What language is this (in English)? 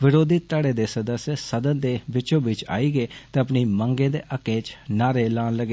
Dogri